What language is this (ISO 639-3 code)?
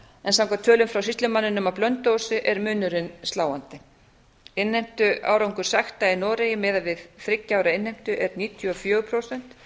isl